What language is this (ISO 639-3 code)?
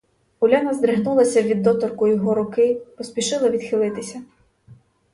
ukr